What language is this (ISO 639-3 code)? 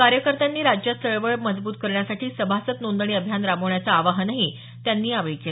mar